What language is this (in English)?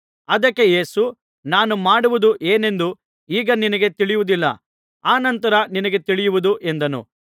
Kannada